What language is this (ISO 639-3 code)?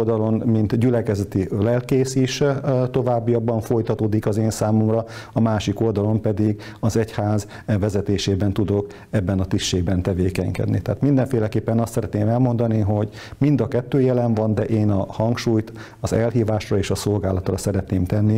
hun